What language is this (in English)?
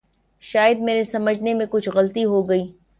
Urdu